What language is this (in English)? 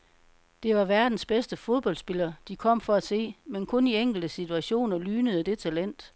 Danish